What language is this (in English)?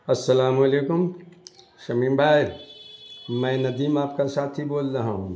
Urdu